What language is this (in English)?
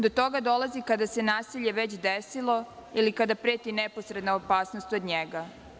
Serbian